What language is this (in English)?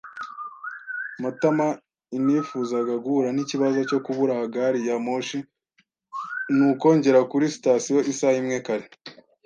Kinyarwanda